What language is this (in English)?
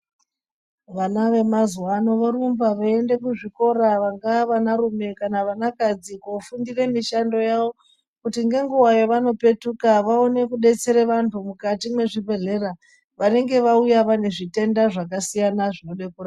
Ndau